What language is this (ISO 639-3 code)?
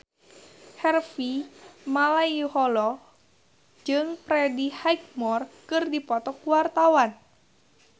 sun